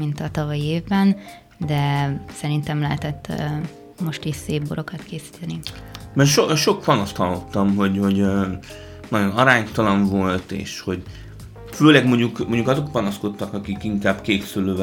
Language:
Hungarian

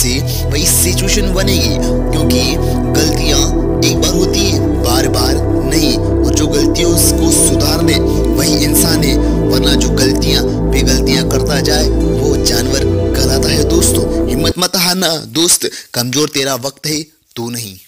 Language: Hindi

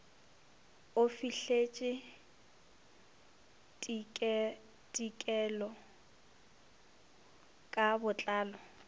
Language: Northern Sotho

